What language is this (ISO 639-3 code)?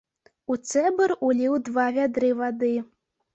bel